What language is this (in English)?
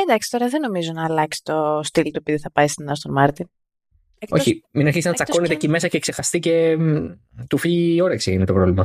Greek